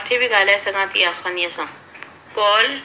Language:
Sindhi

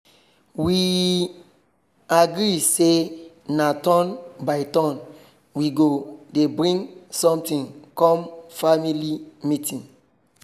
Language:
Nigerian Pidgin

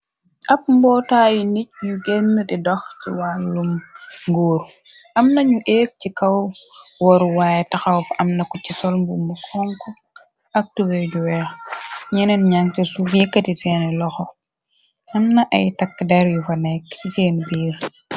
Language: Wolof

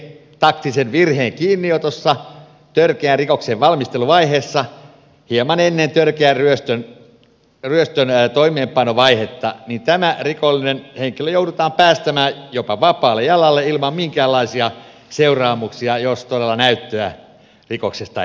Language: Finnish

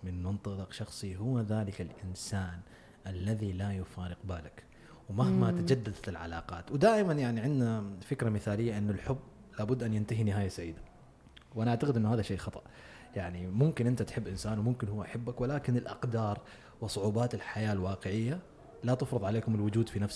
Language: Arabic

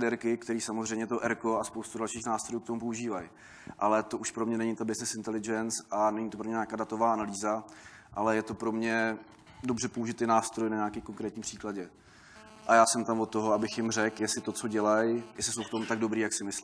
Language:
Czech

